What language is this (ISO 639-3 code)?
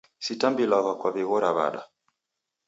dav